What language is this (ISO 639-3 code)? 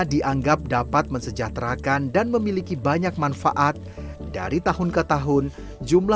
ind